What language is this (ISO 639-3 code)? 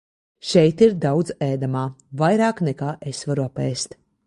lav